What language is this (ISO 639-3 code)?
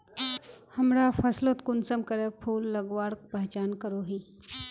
mag